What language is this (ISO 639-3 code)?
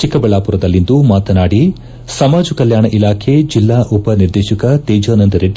kan